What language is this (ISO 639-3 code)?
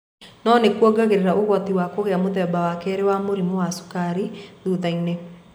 kik